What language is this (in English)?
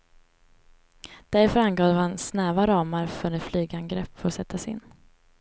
Swedish